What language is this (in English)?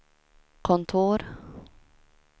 Swedish